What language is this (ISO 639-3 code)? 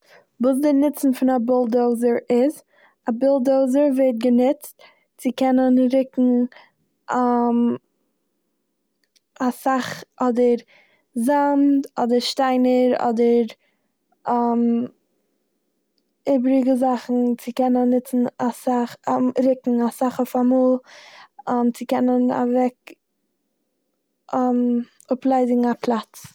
yid